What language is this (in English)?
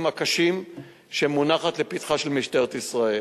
Hebrew